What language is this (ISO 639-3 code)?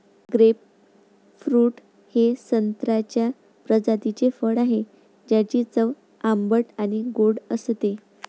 mar